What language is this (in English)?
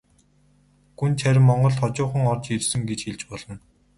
Mongolian